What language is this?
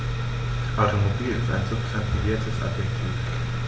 German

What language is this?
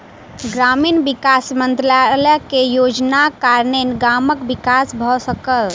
Maithili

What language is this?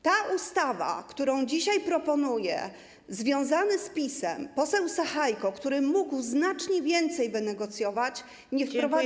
Polish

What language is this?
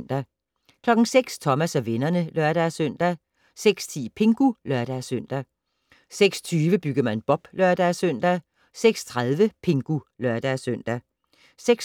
Danish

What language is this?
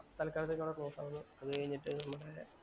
Malayalam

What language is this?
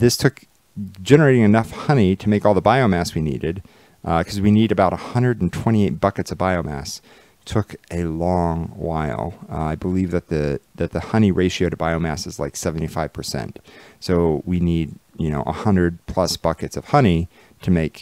English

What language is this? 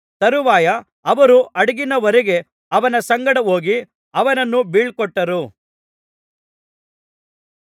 Kannada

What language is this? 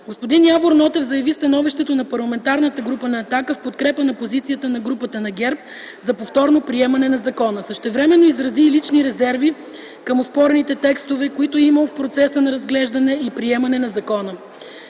Bulgarian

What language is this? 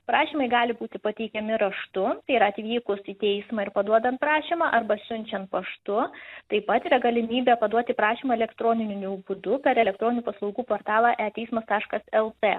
Lithuanian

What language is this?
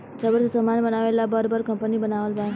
Bhojpuri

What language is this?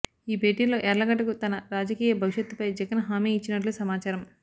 Telugu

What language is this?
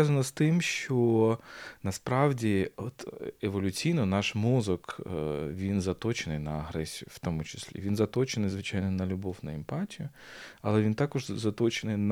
Ukrainian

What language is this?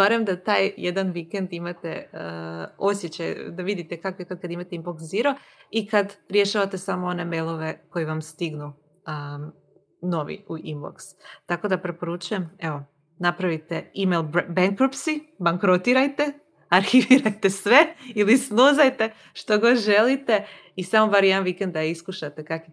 Croatian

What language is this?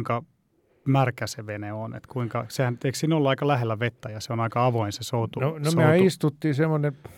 Finnish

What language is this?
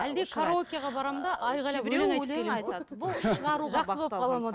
Kazakh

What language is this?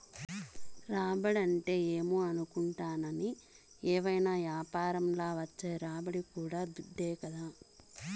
Telugu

